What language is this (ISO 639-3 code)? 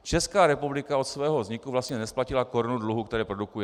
ces